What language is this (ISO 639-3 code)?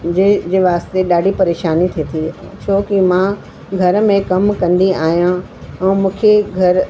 snd